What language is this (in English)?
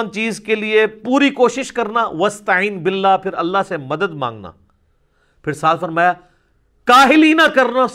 Urdu